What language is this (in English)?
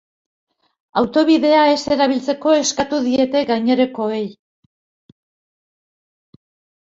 Basque